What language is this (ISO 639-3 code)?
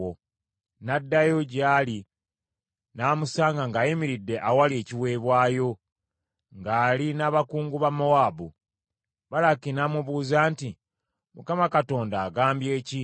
lug